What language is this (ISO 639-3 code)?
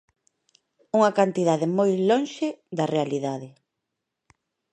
glg